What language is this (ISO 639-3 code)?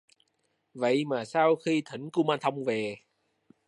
vie